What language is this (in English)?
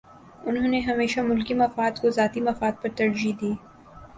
Urdu